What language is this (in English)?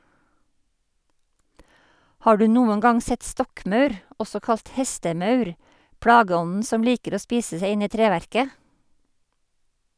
Norwegian